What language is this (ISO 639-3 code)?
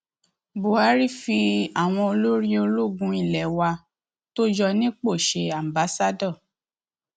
yor